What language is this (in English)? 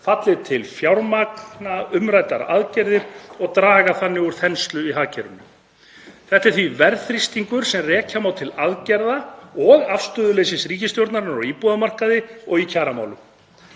Icelandic